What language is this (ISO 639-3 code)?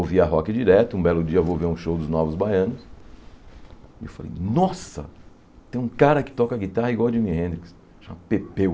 por